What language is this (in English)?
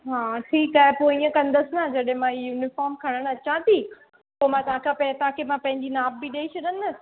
Sindhi